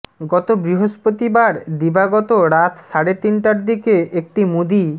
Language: Bangla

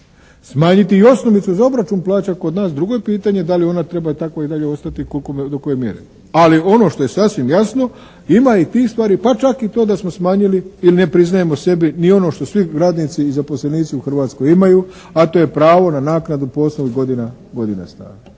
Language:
Croatian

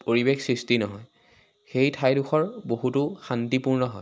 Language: Assamese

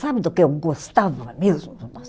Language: Portuguese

